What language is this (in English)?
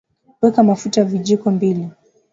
Swahili